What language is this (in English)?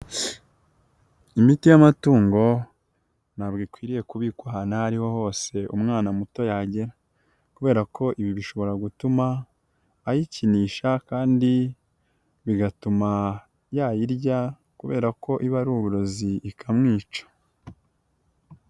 Kinyarwanda